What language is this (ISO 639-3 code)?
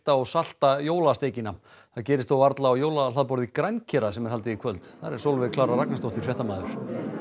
isl